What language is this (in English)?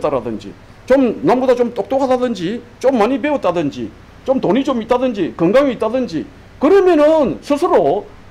Korean